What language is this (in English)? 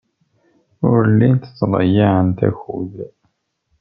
Kabyle